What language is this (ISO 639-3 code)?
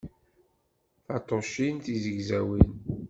kab